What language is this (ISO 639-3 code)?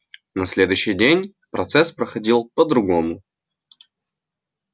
rus